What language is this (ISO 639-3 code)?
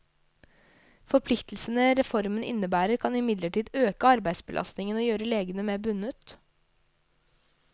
nor